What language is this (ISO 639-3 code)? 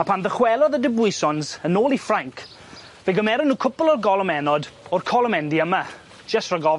cym